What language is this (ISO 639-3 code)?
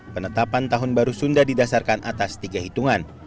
ind